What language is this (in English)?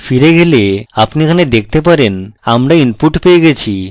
Bangla